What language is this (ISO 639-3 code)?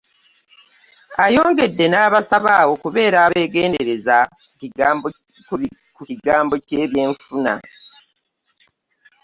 lug